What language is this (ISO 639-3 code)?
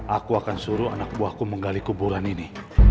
ind